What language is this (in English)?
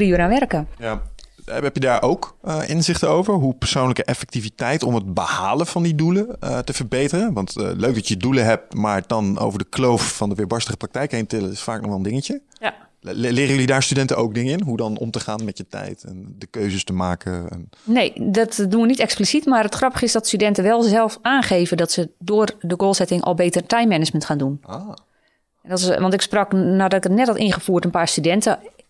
Dutch